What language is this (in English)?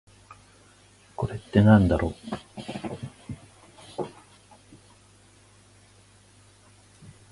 Japanese